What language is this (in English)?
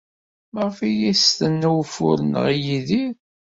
Kabyle